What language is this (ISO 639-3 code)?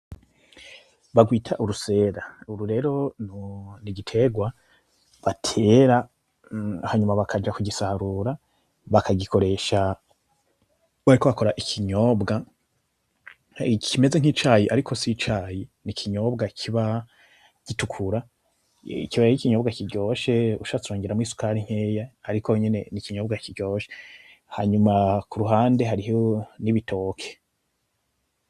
run